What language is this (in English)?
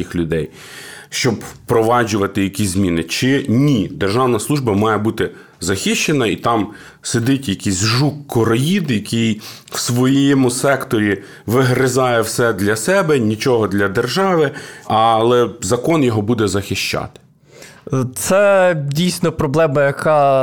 Ukrainian